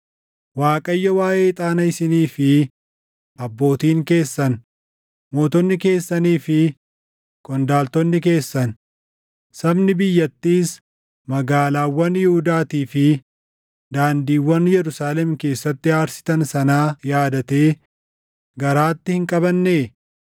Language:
Oromo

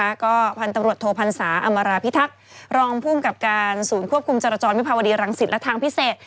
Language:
Thai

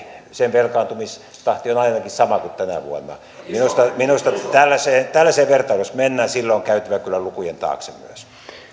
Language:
Finnish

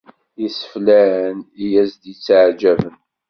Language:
Kabyle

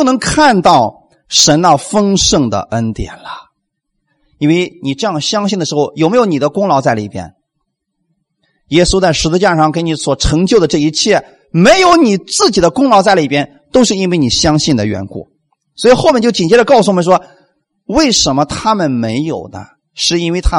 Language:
Chinese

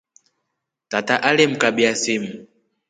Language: Rombo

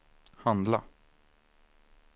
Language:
Swedish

